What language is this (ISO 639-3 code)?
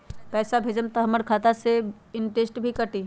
mag